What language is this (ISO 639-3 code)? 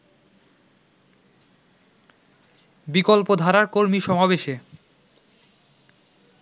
ben